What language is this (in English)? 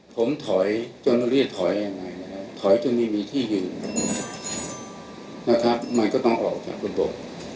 Thai